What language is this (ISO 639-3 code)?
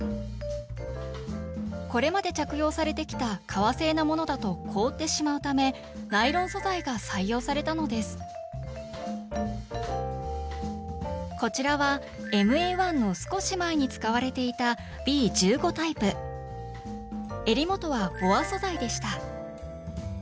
jpn